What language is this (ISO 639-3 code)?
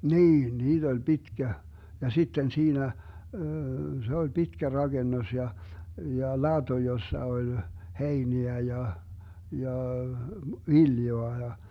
fin